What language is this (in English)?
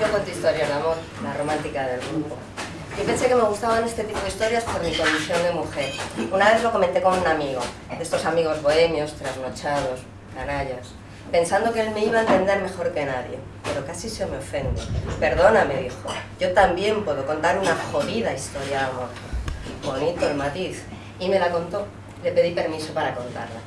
Spanish